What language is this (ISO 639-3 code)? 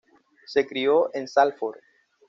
spa